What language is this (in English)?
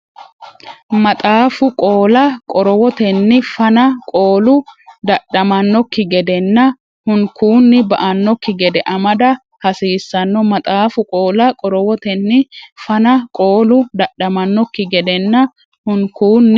Sidamo